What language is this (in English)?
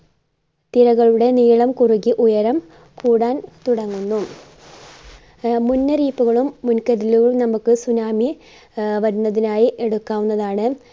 Malayalam